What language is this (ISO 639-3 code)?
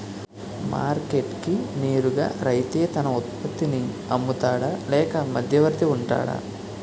tel